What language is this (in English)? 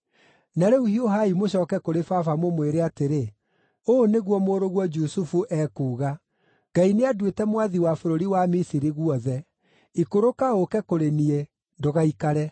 Kikuyu